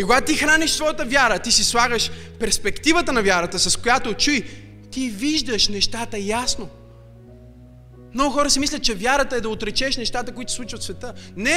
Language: Bulgarian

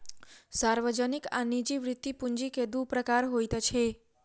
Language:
Maithili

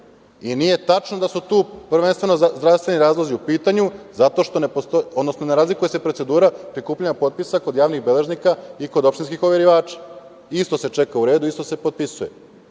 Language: Serbian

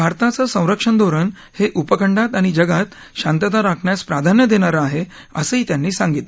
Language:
Marathi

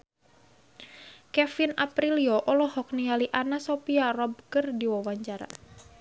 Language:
Sundanese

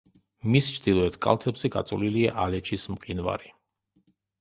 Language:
Georgian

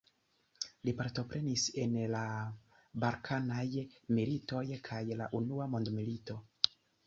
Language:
Esperanto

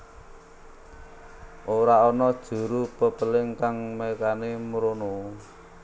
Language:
Javanese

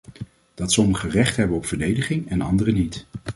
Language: Dutch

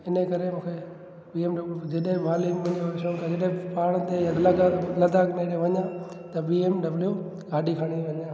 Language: Sindhi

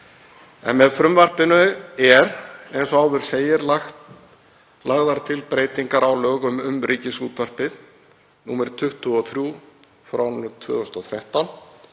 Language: Icelandic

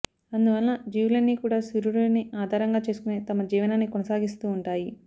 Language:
Telugu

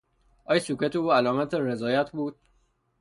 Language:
Persian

